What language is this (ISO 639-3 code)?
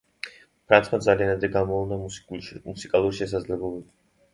kat